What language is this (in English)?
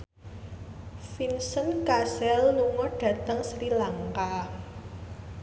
Javanese